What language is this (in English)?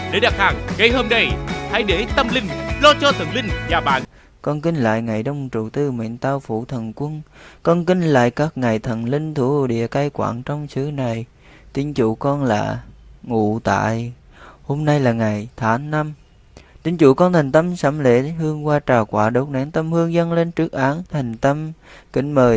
Vietnamese